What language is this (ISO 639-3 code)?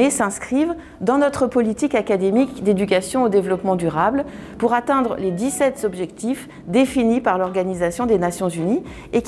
fra